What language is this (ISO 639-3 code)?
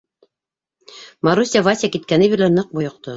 bak